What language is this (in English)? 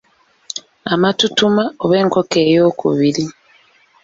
Ganda